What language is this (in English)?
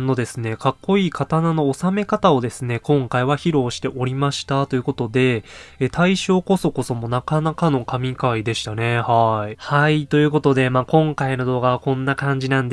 Japanese